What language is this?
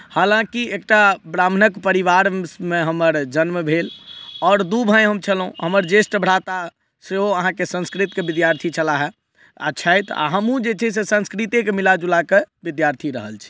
Maithili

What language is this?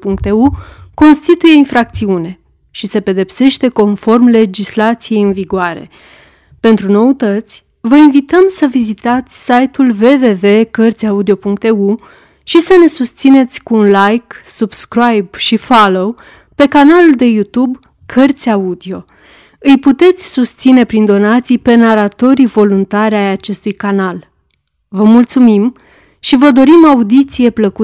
Romanian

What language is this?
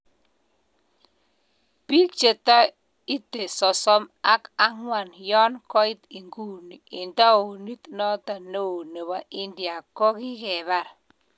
Kalenjin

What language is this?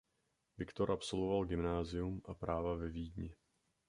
Czech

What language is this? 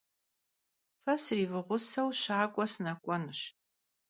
Kabardian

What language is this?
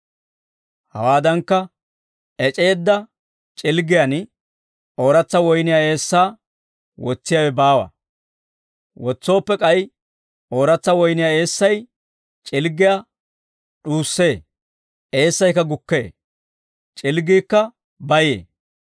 Dawro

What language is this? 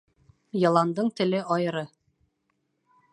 Bashkir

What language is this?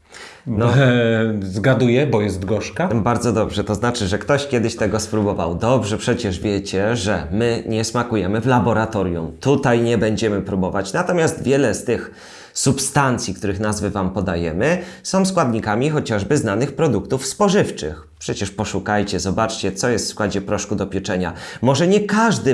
Polish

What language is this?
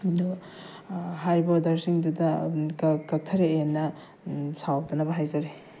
Manipuri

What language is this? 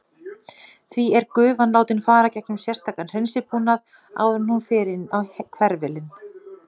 Icelandic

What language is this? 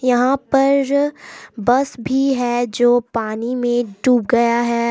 Hindi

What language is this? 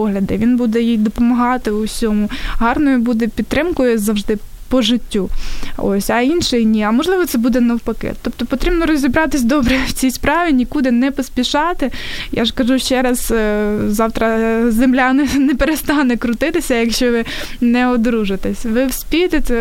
Ukrainian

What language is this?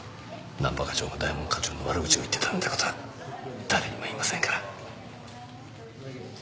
Japanese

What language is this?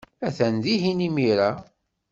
Kabyle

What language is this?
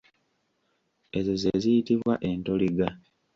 Ganda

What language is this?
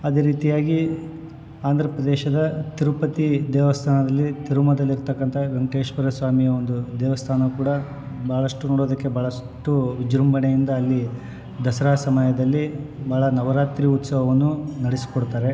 Kannada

